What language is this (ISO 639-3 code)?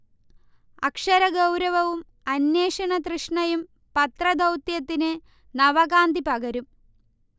mal